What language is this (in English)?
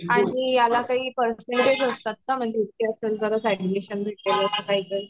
Marathi